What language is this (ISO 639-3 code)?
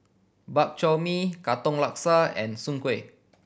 eng